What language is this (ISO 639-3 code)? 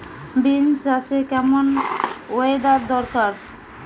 ben